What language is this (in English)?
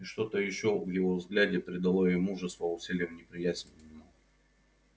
Russian